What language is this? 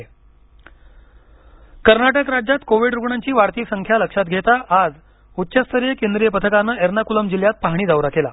Marathi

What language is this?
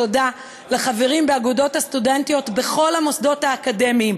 Hebrew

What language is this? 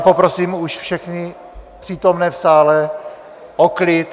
Czech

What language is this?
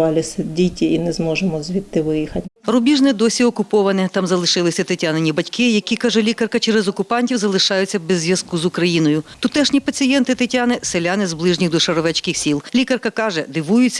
Ukrainian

